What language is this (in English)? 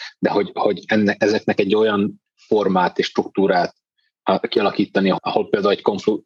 Hungarian